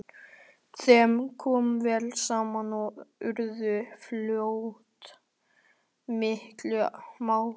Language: Icelandic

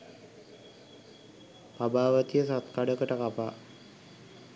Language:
Sinhala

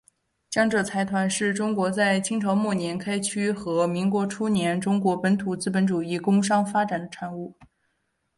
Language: Chinese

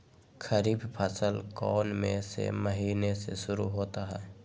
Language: Magahi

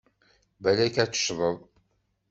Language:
Kabyle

